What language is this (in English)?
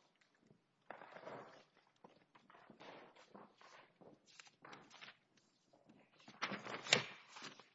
English